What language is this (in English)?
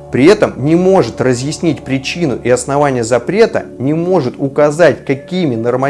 Russian